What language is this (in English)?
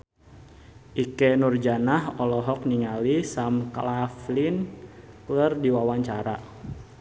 Sundanese